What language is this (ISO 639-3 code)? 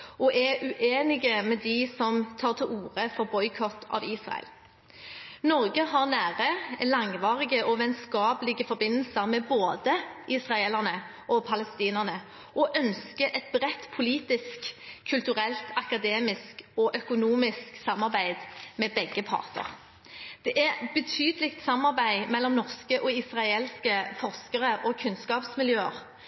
nob